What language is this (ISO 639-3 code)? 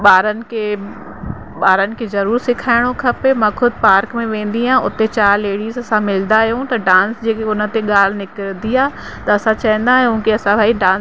snd